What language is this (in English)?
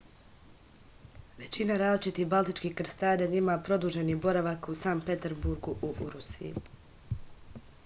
Serbian